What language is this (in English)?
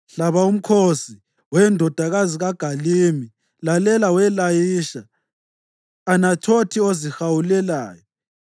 North Ndebele